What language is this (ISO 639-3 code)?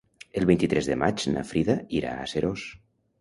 cat